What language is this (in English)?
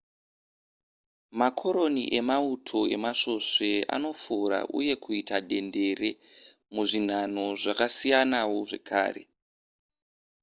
Shona